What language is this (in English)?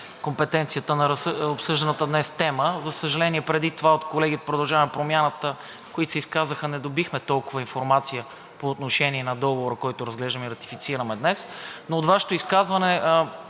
Bulgarian